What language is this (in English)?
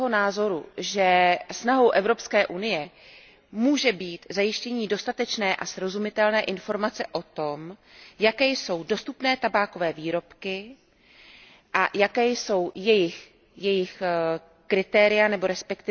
Czech